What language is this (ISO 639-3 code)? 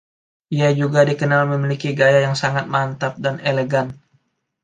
ind